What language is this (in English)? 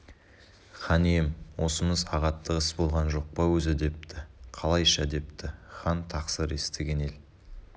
Kazakh